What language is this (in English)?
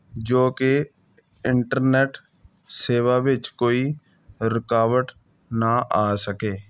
Punjabi